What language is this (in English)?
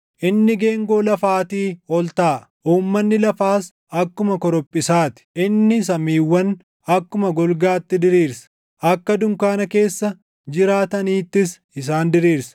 Oromo